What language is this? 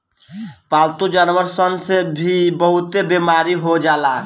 Bhojpuri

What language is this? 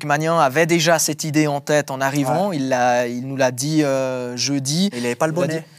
French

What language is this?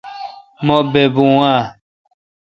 Kalkoti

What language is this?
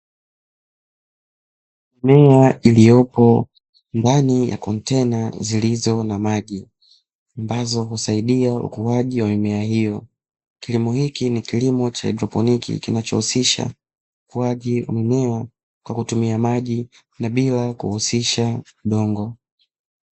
Swahili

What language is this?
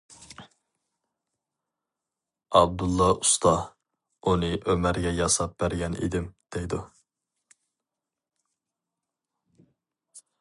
Uyghur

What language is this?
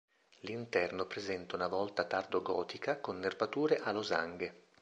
Italian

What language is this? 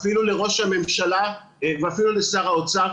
Hebrew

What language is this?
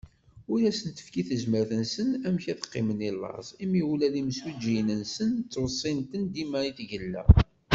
Kabyle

